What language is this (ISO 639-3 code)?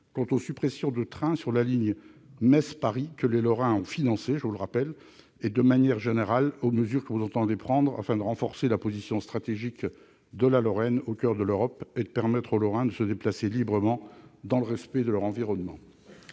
fra